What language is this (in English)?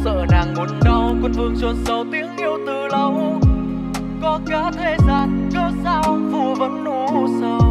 Vietnamese